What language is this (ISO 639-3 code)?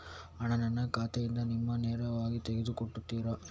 kan